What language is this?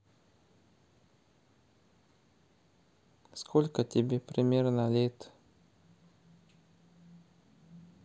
Russian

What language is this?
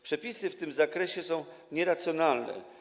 Polish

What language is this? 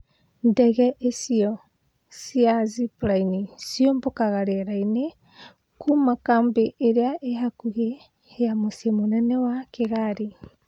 Kikuyu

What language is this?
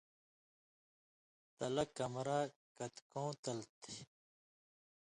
Indus Kohistani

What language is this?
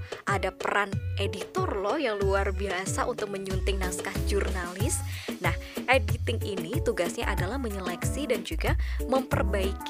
Indonesian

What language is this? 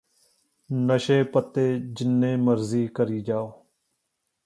Punjabi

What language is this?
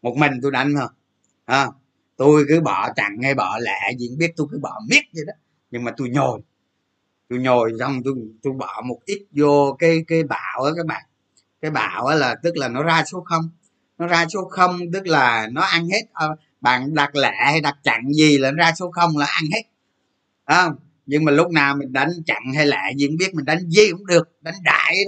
Vietnamese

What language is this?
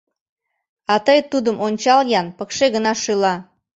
Mari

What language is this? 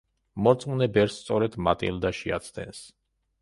Georgian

